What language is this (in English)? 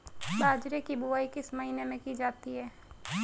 Hindi